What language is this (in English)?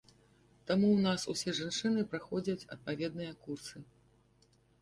Belarusian